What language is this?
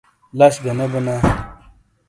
Shina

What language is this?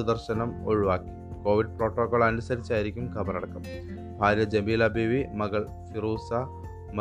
Malayalam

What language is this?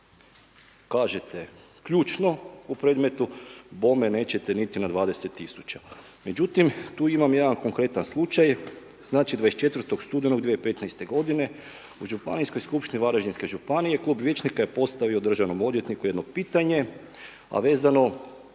Croatian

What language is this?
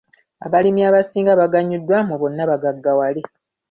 Ganda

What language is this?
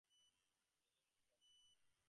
Bangla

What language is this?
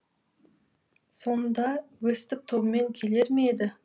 Kazakh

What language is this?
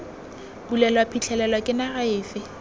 Tswana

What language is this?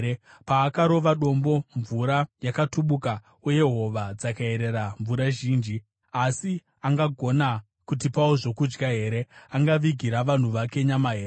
Shona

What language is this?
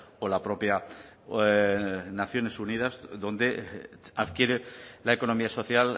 Spanish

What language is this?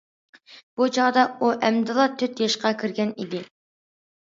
Uyghur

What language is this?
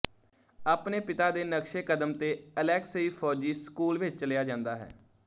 Punjabi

